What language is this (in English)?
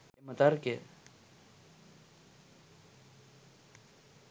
Sinhala